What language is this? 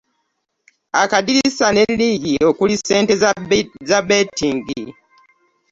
Ganda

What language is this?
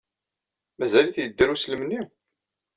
Kabyle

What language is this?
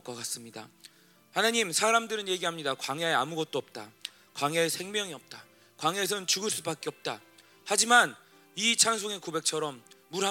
Korean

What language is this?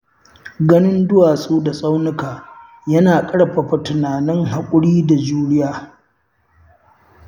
Hausa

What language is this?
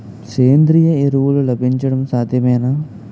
Telugu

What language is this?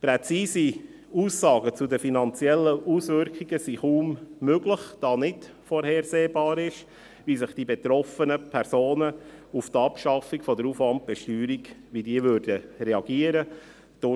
Swiss German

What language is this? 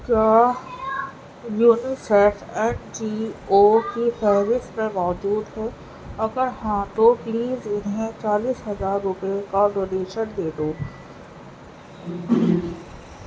Urdu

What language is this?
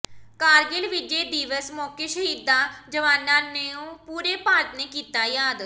Punjabi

